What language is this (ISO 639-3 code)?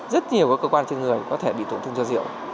vie